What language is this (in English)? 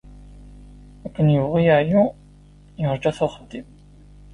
Kabyle